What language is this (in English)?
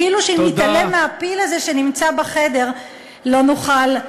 Hebrew